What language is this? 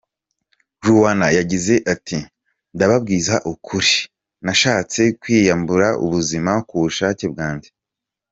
Kinyarwanda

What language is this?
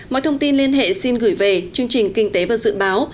Vietnamese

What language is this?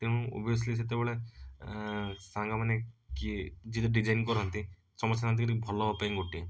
Odia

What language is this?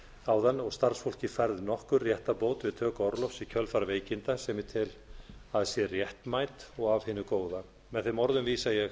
Icelandic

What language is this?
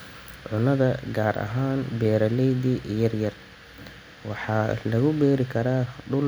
Somali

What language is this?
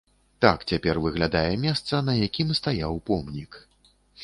Belarusian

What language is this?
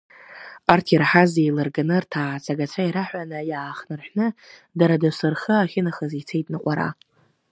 Abkhazian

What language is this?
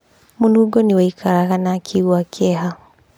Kikuyu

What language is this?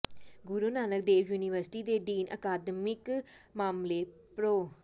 Punjabi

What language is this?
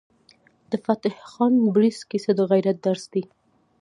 Pashto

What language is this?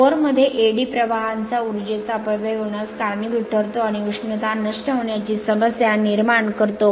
Marathi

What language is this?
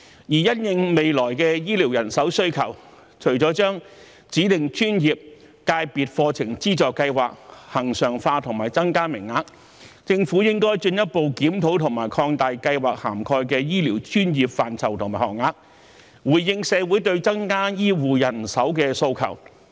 Cantonese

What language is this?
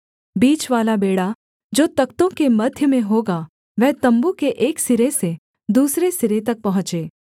Hindi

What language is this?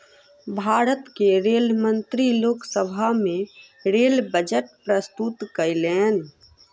Maithili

